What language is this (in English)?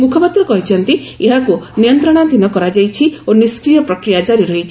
Odia